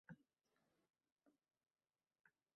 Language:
Uzbek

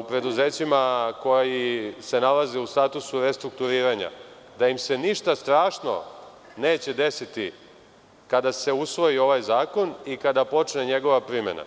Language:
Serbian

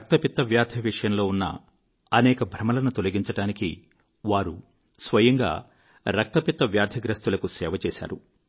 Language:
Telugu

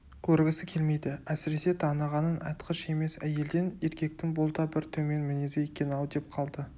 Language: Kazakh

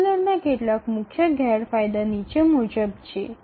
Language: Gujarati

